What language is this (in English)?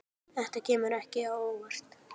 Icelandic